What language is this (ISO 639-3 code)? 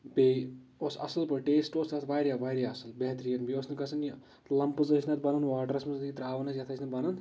kas